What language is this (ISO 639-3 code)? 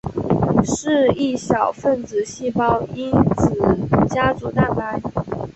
zho